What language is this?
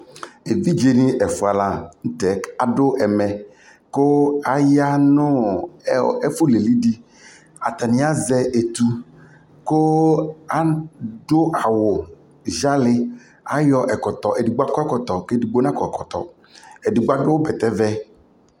Ikposo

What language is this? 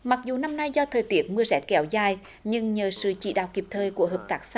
Vietnamese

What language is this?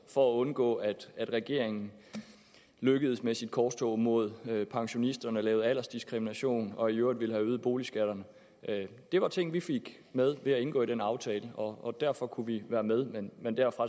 Danish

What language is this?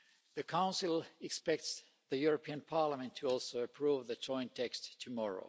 English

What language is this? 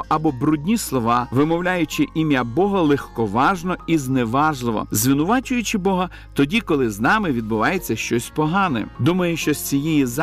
Ukrainian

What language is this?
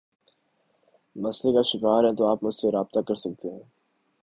Urdu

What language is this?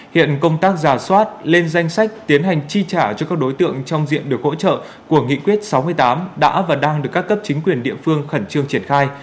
Vietnamese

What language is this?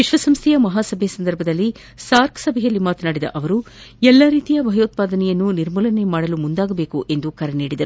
Kannada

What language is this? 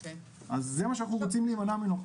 Hebrew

